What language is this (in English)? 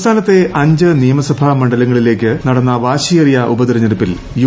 Malayalam